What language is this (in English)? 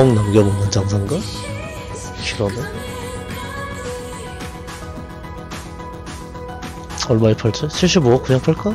Korean